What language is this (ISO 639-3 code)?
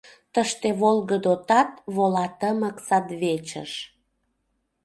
chm